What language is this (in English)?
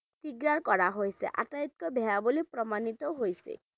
Bangla